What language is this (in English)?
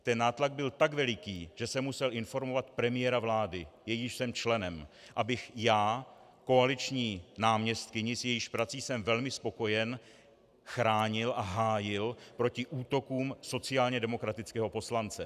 Czech